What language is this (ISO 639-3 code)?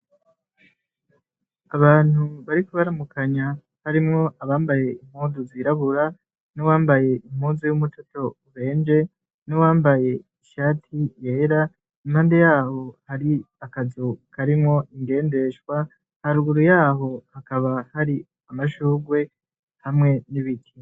run